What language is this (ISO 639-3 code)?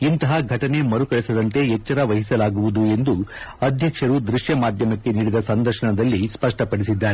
kan